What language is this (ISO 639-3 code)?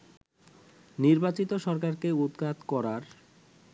ben